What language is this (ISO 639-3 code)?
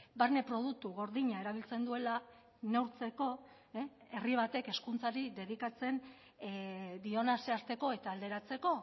eus